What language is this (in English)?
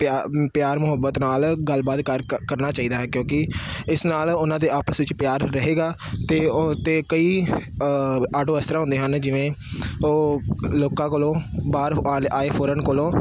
Punjabi